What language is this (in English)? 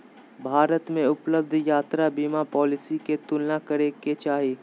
Magahi